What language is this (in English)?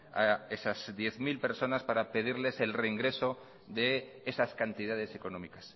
Spanish